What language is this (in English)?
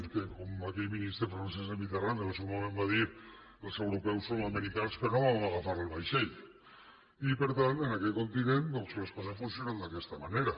Catalan